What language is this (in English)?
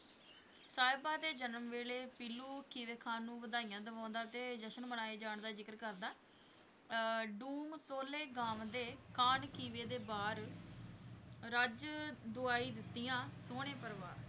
Punjabi